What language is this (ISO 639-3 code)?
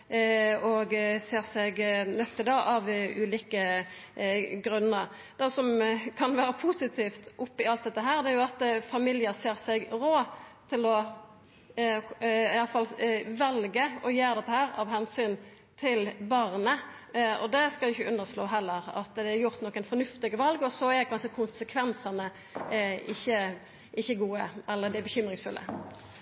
nno